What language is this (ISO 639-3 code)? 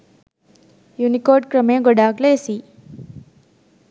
sin